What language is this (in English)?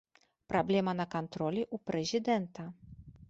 Belarusian